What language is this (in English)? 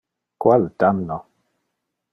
Interlingua